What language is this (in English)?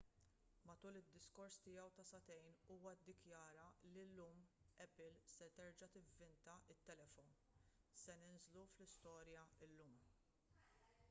Maltese